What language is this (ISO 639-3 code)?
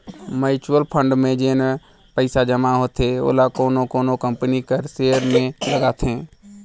hne